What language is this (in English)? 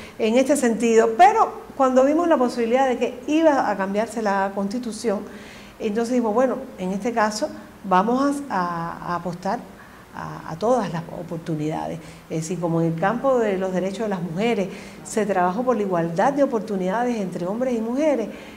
Spanish